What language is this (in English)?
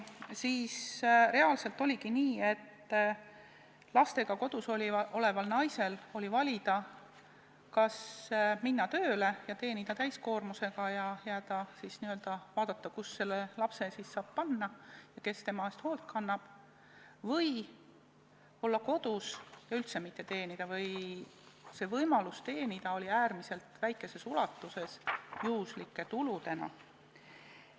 Estonian